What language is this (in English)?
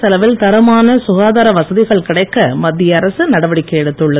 Tamil